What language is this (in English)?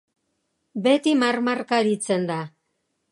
Basque